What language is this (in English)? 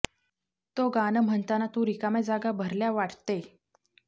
Marathi